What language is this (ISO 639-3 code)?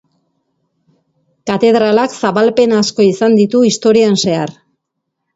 eus